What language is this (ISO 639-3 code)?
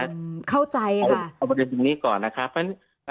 tha